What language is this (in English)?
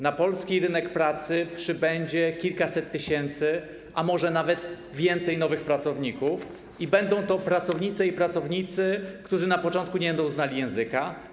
Polish